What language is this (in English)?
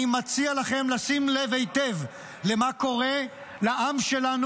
Hebrew